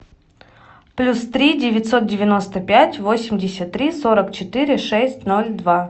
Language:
Russian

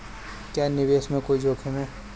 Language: Hindi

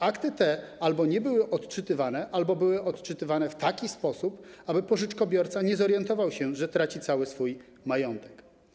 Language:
Polish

